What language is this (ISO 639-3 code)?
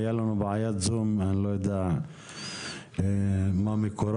heb